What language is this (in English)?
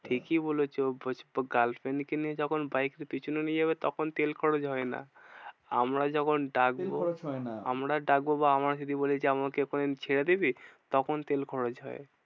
Bangla